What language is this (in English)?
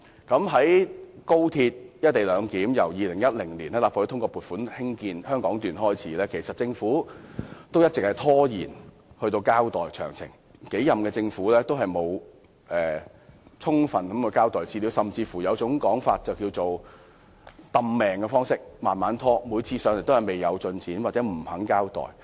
Cantonese